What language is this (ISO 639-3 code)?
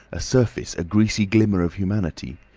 eng